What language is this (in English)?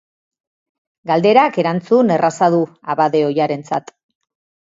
Basque